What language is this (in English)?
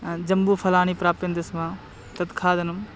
Sanskrit